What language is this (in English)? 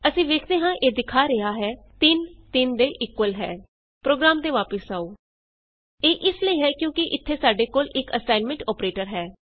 Punjabi